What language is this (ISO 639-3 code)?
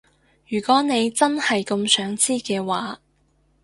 yue